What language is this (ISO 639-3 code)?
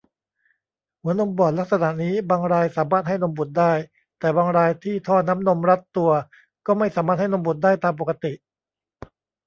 tha